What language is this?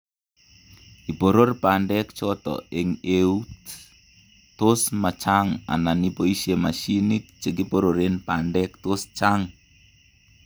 Kalenjin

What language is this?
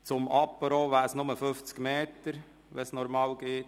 Swiss German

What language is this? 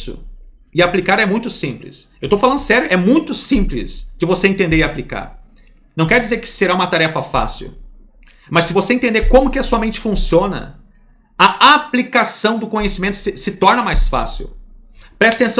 Portuguese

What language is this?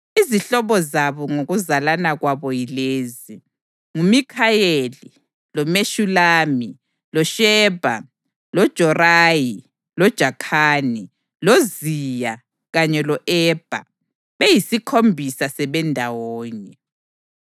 North Ndebele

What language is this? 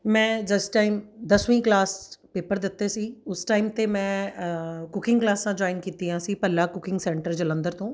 Punjabi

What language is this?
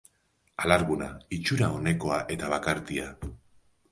Basque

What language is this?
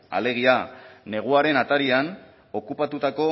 Basque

